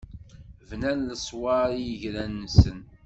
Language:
Kabyle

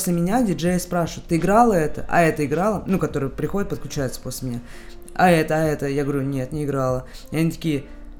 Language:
Russian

